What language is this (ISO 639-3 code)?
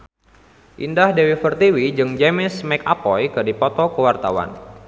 sun